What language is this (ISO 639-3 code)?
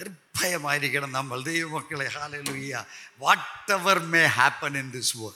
mal